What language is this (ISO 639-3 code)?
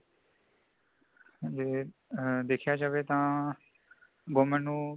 pan